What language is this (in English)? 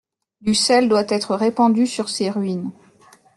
French